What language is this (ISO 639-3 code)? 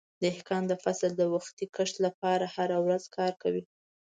pus